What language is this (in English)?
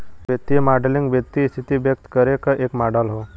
Bhojpuri